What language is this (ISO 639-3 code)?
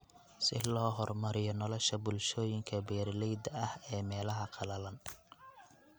som